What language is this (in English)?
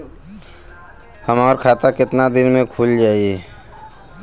Bhojpuri